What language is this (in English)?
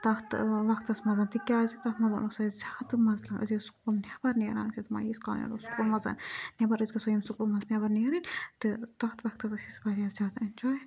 Kashmiri